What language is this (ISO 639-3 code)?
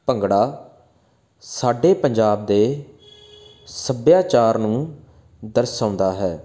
pan